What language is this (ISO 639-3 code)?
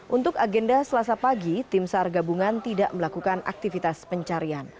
ind